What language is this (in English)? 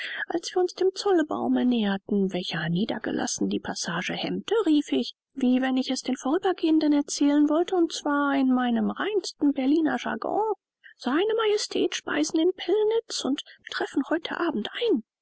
German